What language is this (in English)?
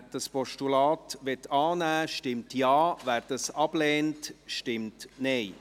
Swiss German